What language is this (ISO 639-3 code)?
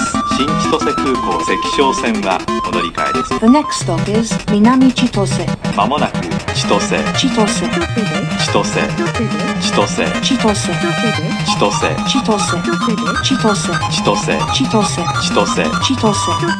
jpn